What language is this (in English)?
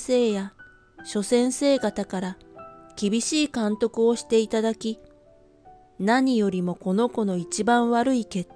Japanese